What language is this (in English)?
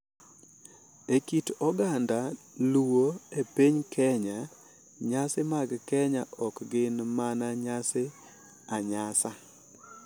Luo (Kenya and Tanzania)